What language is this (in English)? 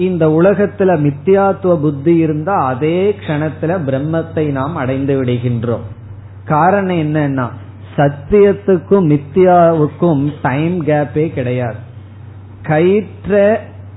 Tamil